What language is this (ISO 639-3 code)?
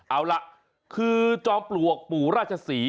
tha